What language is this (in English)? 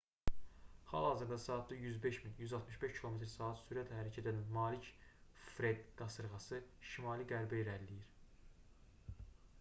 Azerbaijani